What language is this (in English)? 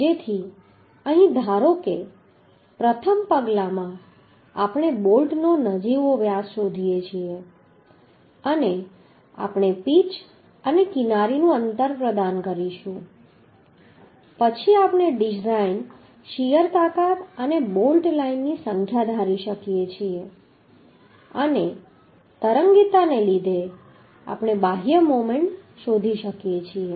Gujarati